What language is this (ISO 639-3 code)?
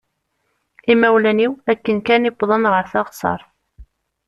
kab